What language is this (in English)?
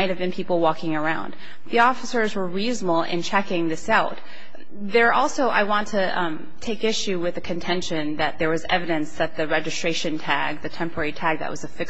English